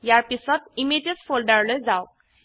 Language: Assamese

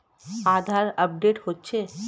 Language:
Bangla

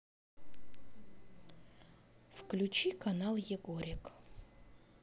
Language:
Russian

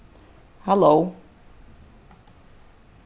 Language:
Faroese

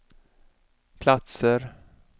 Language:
Swedish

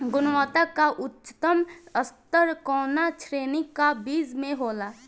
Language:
Bhojpuri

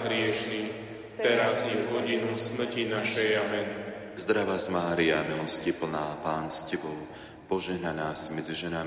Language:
Slovak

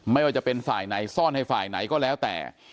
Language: Thai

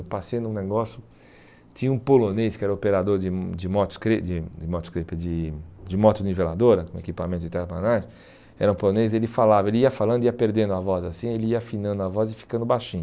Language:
Portuguese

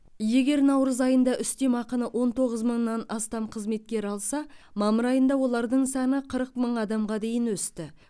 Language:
Kazakh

